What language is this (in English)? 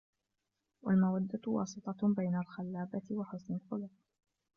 Arabic